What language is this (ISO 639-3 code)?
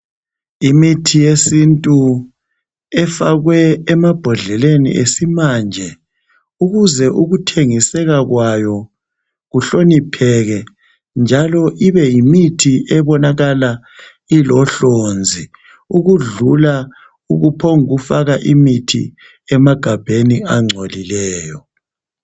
nde